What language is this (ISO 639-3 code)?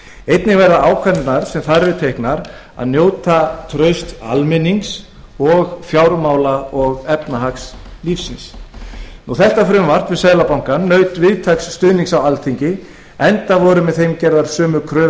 isl